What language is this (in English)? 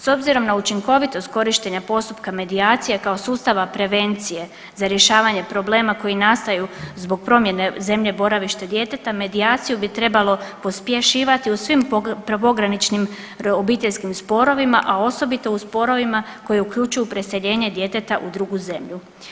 Croatian